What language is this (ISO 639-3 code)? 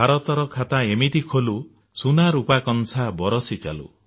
ori